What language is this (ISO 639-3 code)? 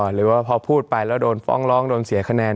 tha